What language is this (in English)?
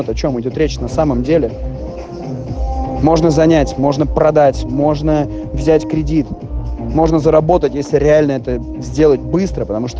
Russian